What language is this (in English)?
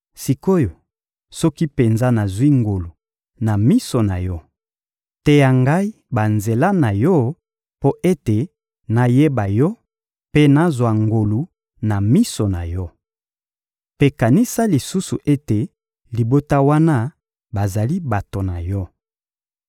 Lingala